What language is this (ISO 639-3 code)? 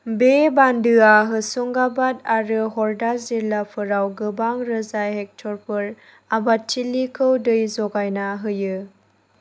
brx